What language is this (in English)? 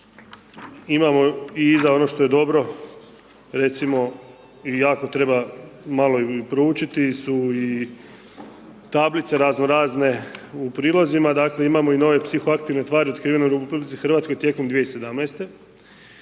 Croatian